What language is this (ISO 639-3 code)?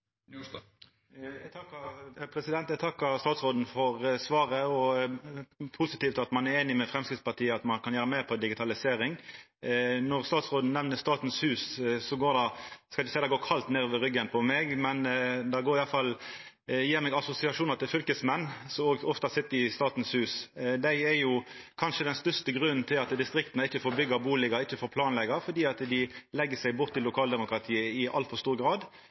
nno